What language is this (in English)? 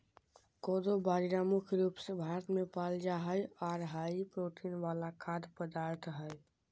Magahi